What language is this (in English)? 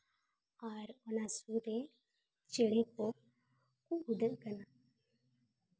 Santali